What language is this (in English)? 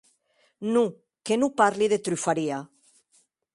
Occitan